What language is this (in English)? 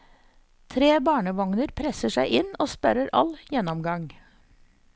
Norwegian